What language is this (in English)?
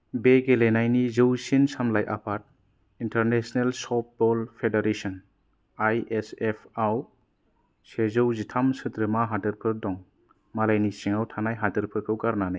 Bodo